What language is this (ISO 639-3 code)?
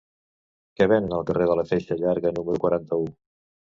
cat